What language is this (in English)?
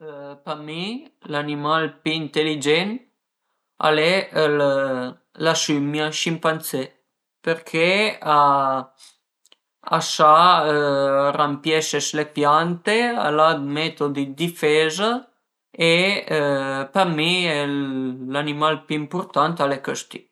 Piedmontese